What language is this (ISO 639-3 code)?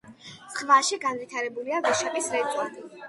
kat